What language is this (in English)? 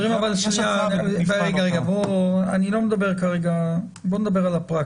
Hebrew